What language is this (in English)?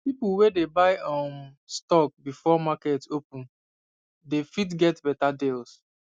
Nigerian Pidgin